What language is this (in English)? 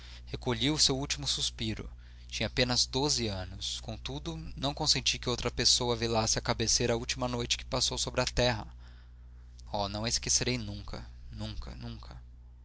Portuguese